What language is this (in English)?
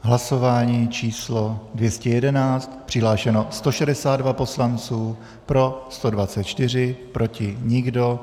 Czech